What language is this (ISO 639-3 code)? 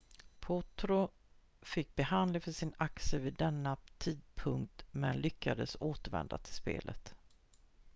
swe